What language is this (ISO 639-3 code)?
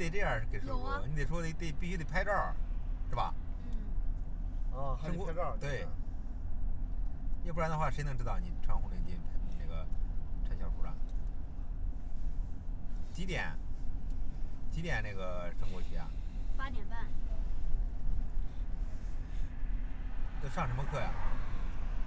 zho